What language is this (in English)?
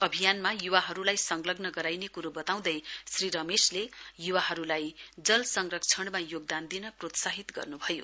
Nepali